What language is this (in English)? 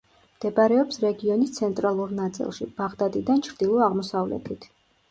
Georgian